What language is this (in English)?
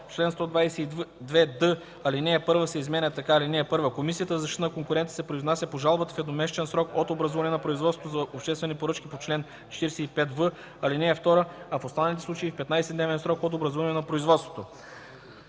Bulgarian